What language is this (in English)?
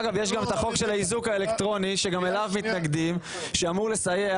Hebrew